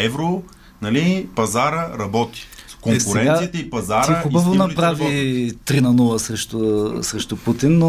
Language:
Bulgarian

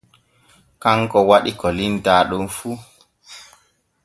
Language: Borgu Fulfulde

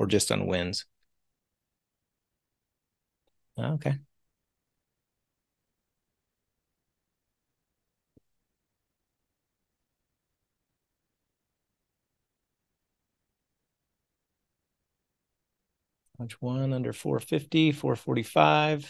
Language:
English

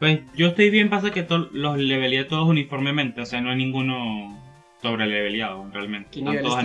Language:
Spanish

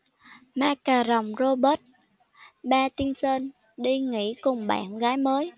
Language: Vietnamese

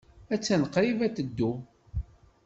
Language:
Kabyle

